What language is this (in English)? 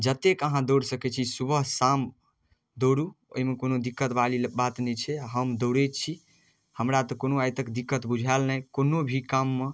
Maithili